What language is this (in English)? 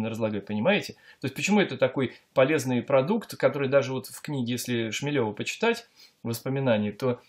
Russian